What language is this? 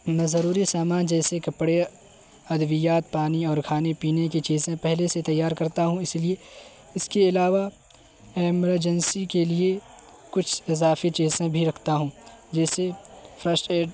Urdu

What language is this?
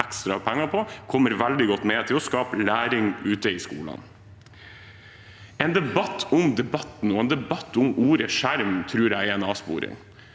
Norwegian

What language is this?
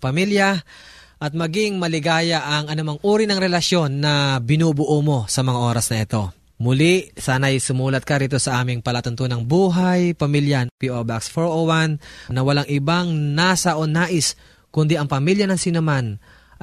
Filipino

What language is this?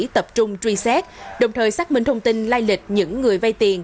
Vietnamese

